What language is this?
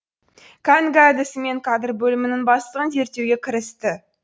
Kazakh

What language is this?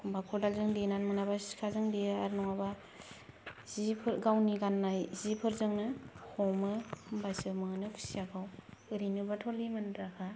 Bodo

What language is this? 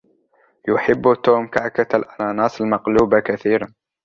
Arabic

